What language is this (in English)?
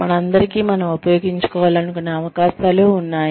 Telugu